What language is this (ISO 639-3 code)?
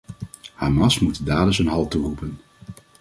nld